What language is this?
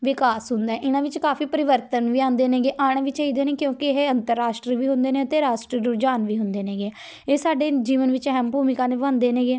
Punjabi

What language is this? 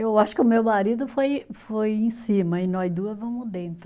Portuguese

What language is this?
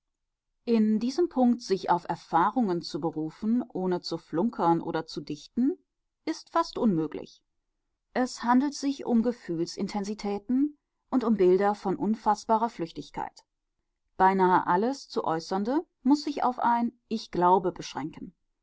German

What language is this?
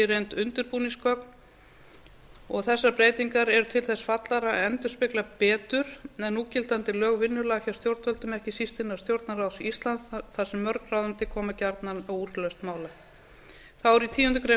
Icelandic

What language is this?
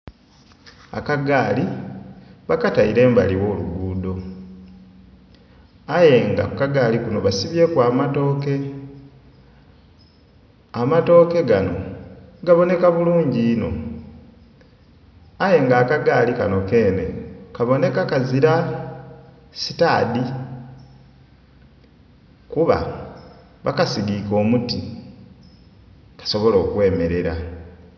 Soga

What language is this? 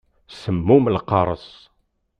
Kabyle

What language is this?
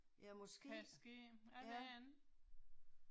Danish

